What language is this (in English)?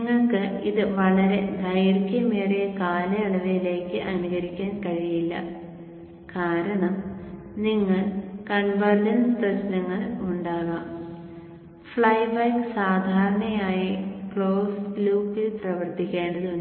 Malayalam